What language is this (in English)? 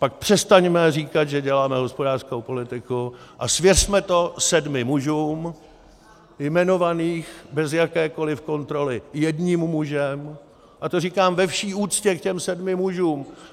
Czech